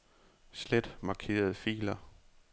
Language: Danish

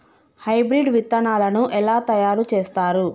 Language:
Telugu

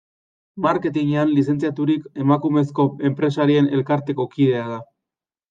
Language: Basque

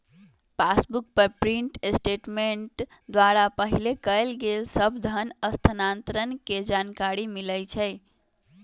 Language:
Magahi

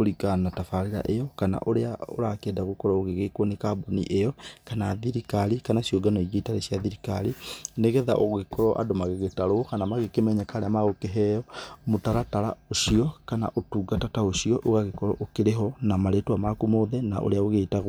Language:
Kikuyu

